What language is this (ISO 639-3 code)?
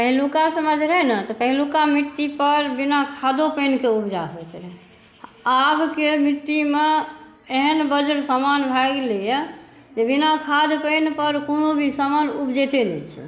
mai